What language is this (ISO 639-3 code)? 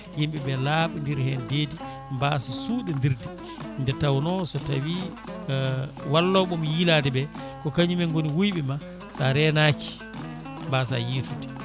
ful